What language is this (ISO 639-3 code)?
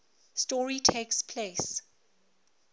eng